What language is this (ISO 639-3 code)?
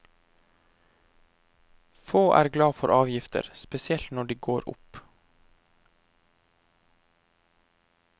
nor